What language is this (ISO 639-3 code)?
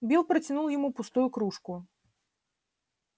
rus